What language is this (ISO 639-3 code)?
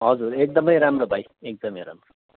nep